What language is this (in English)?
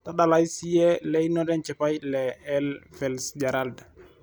Masai